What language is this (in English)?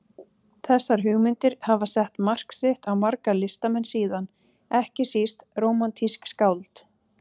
Icelandic